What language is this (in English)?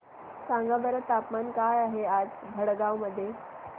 Marathi